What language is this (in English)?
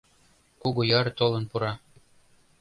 Mari